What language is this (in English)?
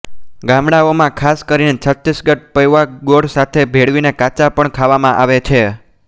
Gujarati